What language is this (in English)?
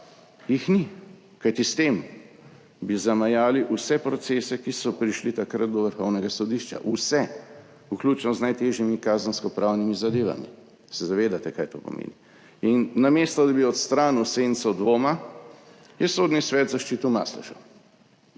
Slovenian